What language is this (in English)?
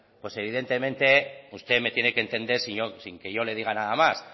Spanish